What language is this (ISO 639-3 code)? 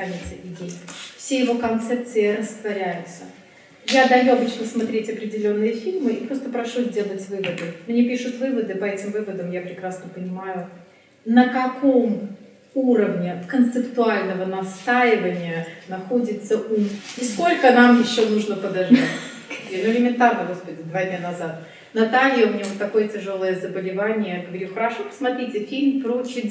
rus